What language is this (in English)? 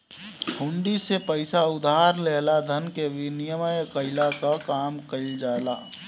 Bhojpuri